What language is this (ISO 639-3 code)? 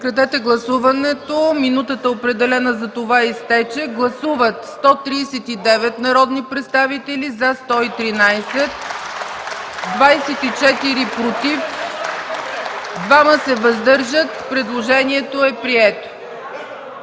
bul